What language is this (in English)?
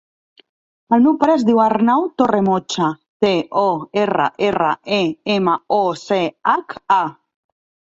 Catalan